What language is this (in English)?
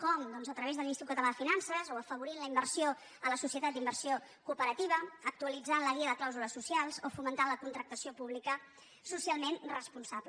Catalan